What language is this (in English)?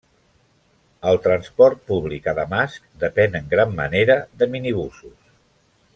Catalan